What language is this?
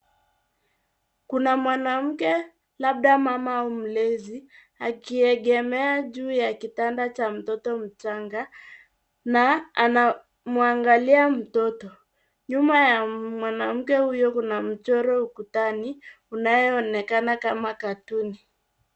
Swahili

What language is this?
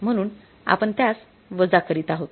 Marathi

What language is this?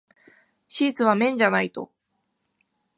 Japanese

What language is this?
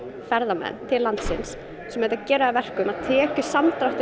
Icelandic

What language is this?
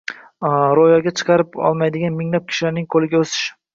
Uzbek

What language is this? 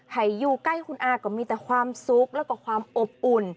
Thai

